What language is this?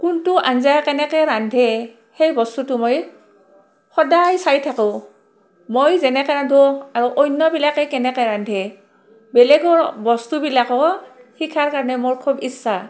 Assamese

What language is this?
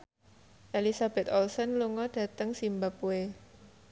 Javanese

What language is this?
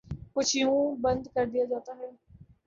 Urdu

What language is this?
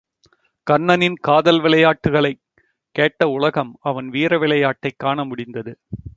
Tamil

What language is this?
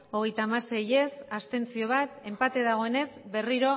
Basque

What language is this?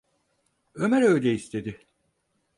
Turkish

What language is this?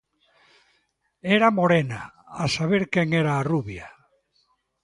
Galician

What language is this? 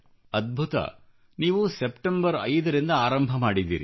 Kannada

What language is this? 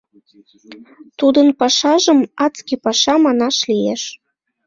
Mari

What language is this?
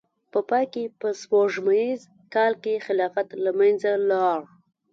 Pashto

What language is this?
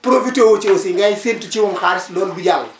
Wolof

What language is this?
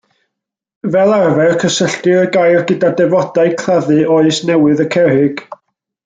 Welsh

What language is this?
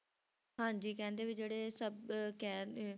Punjabi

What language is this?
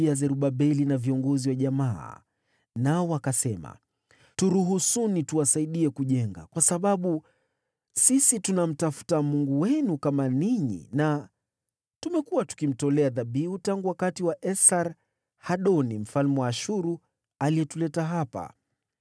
Swahili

